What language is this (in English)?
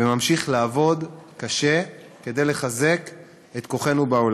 Hebrew